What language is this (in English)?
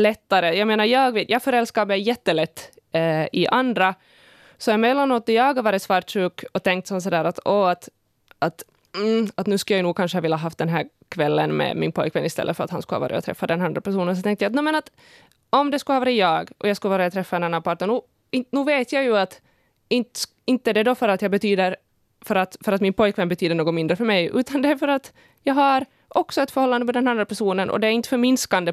Swedish